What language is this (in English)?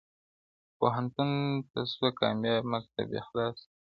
Pashto